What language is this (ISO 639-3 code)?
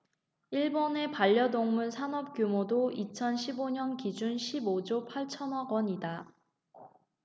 kor